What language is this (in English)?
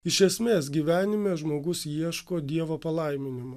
Lithuanian